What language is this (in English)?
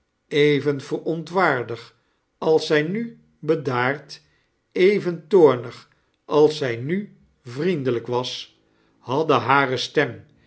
Dutch